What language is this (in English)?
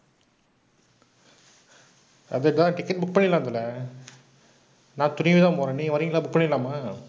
Tamil